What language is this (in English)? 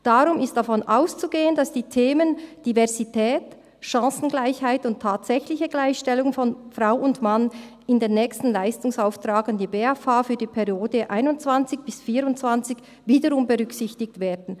Swiss German